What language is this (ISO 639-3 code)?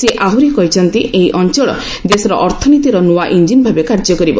ori